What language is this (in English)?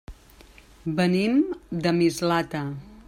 Catalan